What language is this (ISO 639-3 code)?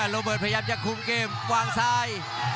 tha